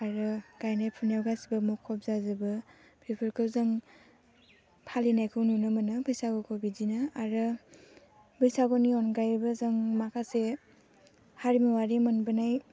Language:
Bodo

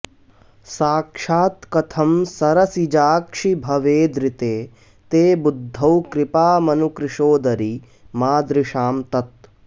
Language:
Sanskrit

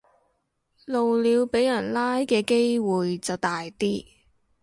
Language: Cantonese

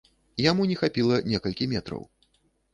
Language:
Belarusian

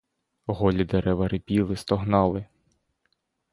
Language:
Ukrainian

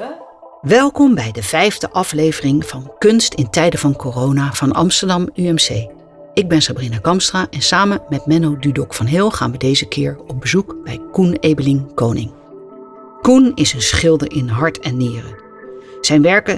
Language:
Dutch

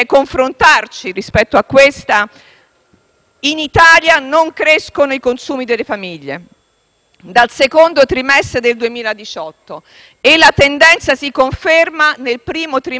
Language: Italian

